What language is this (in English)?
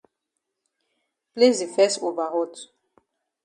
Cameroon Pidgin